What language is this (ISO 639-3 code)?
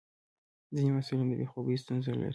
pus